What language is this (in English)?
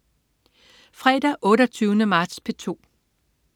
Danish